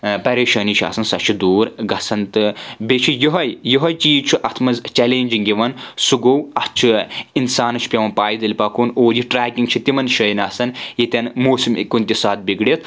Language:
Kashmiri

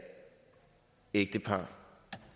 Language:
Danish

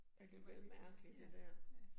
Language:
Danish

